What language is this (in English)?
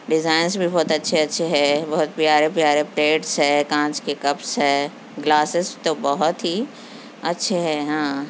Urdu